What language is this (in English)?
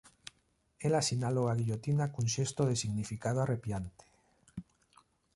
Galician